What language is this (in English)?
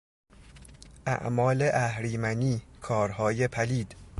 Persian